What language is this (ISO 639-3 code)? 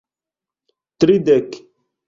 epo